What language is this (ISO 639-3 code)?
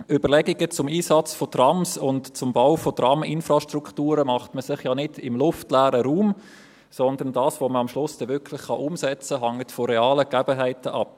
gsw